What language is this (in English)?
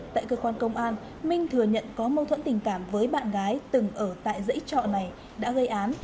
Vietnamese